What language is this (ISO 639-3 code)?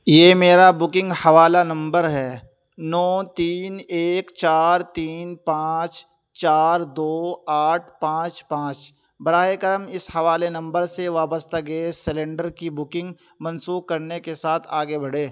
urd